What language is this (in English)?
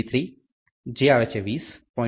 Gujarati